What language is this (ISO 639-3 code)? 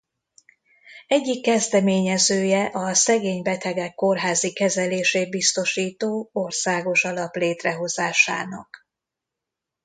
hun